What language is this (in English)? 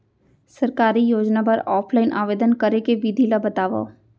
Chhattisgarhi